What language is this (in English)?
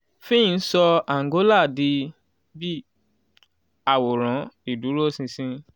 Yoruba